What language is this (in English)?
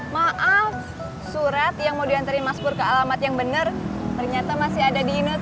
Indonesian